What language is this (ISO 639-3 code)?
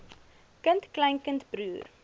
afr